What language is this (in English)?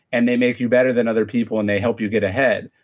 English